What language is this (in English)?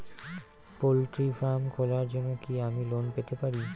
Bangla